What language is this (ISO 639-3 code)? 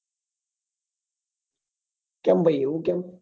guj